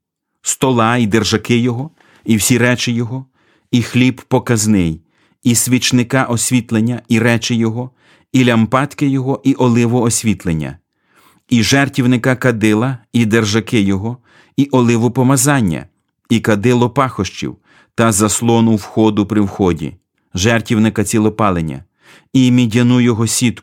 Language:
Ukrainian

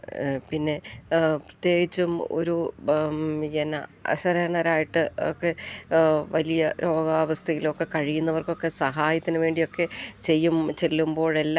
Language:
Malayalam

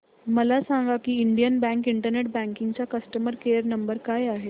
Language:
Marathi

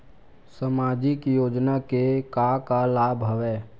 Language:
Chhattisgarhi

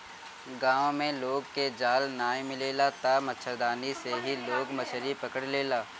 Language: Bhojpuri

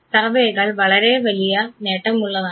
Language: Malayalam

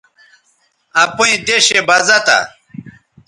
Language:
Bateri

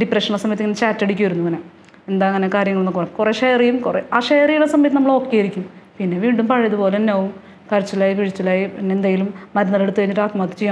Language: Malayalam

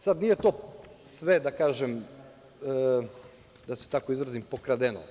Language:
Serbian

